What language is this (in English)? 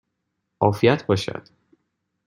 Persian